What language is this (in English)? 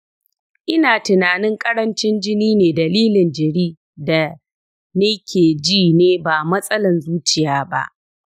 Hausa